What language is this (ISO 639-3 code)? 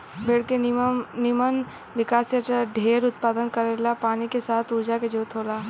bho